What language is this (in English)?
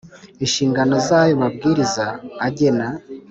Kinyarwanda